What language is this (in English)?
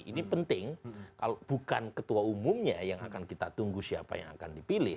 Indonesian